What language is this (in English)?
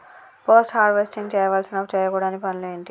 Telugu